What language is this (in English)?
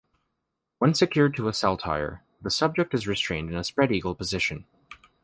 English